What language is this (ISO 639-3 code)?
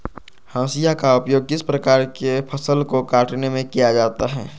mag